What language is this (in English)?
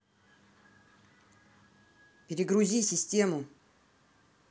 Russian